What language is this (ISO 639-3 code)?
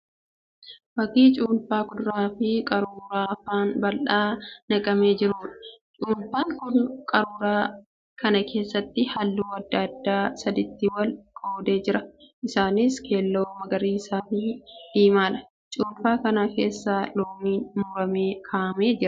orm